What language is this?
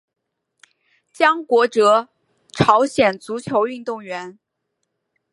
Chinese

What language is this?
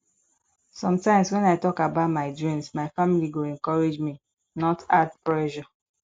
Nigerian Pidgin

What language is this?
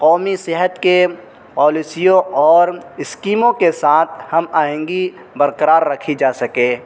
Urdu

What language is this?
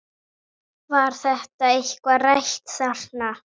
Icelandic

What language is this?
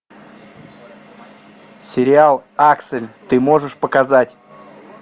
Russian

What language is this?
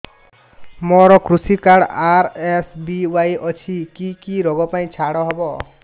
Odia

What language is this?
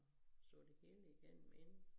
Danish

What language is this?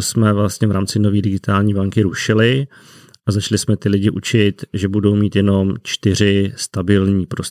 Czech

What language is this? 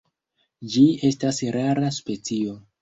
Esperanto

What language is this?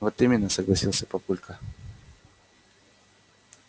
Russian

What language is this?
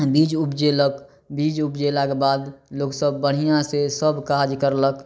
Maithili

